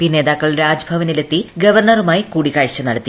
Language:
Malayalam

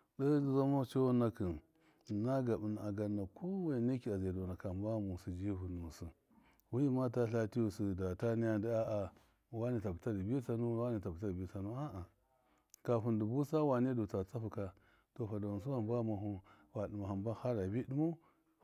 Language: Miya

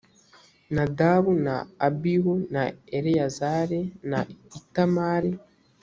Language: Kinyarwanda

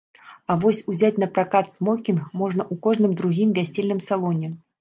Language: Belarusian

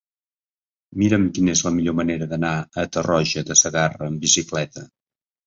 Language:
Catalan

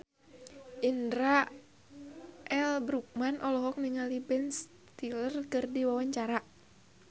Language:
Sundanese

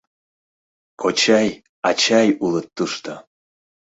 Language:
Mari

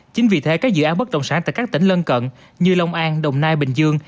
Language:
Vietnamese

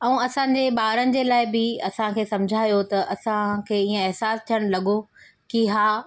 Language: Sindhi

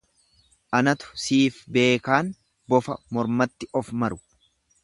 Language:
Oromo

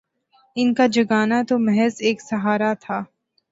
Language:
Urdu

